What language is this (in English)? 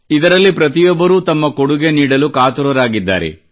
Kannada